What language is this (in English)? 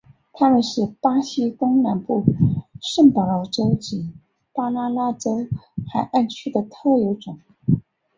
Chinese